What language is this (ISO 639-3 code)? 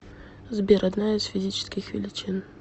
rus